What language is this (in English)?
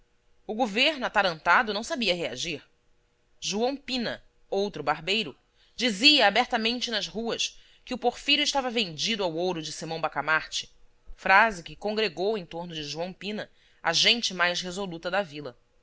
Portuguese